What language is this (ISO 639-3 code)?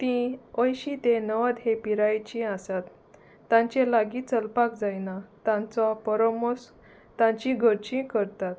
kok